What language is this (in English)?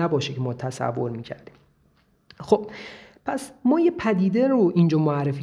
Persian